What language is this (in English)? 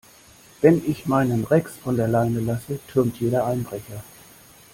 German